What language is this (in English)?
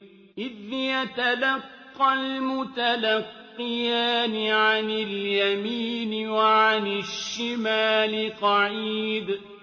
Arabic